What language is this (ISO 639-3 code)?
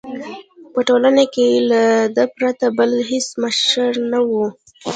pus